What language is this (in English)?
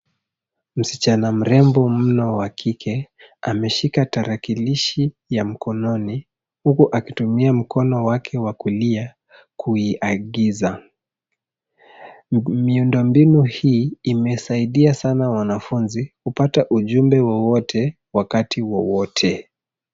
Swahili